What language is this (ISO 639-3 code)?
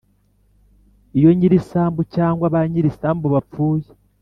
kin